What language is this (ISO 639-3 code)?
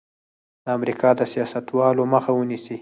pus